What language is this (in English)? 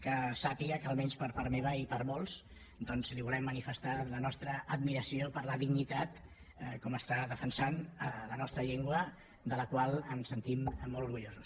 Catalan